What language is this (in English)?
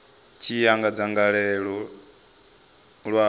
Venda